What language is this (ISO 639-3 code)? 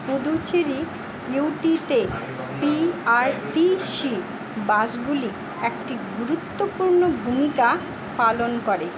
ben